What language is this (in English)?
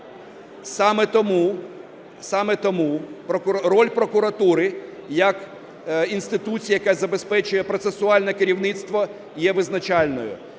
Ukrainian